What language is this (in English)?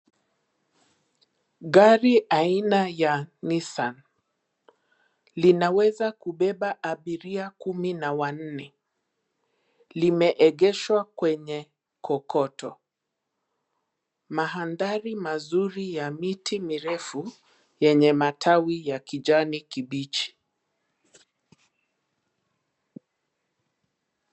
Swahili